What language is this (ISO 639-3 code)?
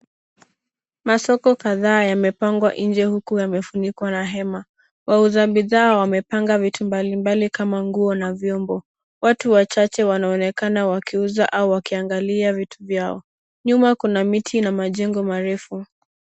swa